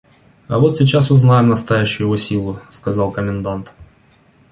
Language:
Russian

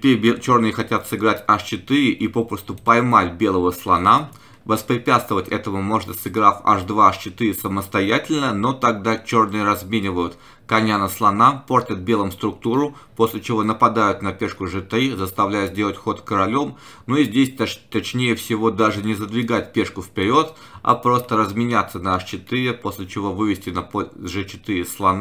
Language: Russian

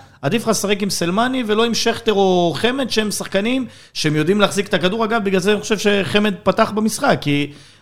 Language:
Hebrew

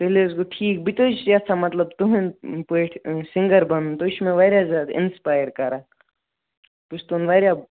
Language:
Kashmiri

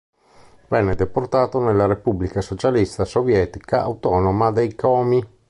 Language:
Italian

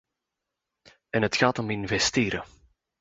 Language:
Dutch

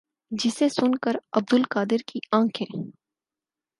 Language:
Urdu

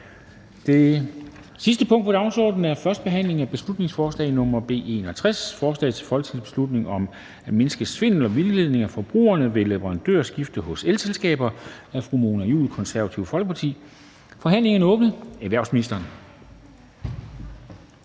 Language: Danish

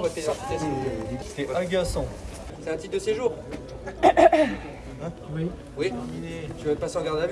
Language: French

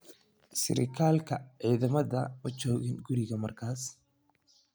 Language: Somali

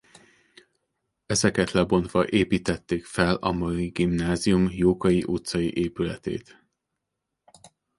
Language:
Hungarian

